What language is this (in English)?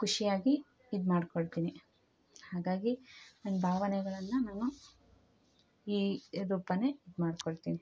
Kannada